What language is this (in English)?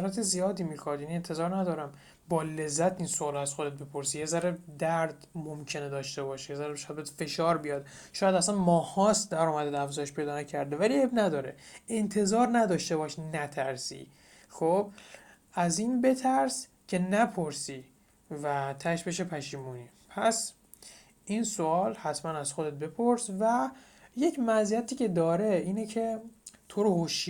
Persian